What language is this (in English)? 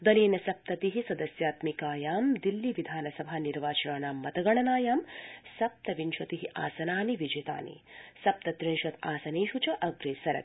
Sanskrit